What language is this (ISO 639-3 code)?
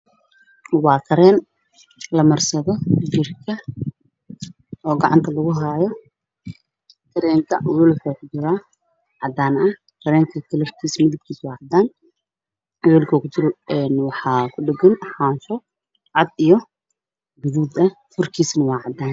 som